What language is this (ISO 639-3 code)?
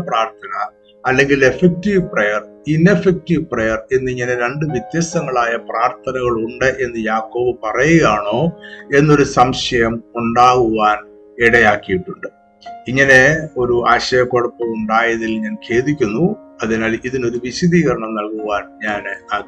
mal